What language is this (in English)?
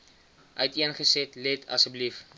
Afrikaans